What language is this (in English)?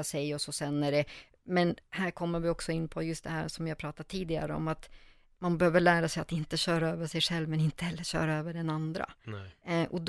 Swedish